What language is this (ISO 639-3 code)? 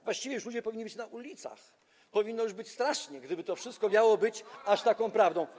pol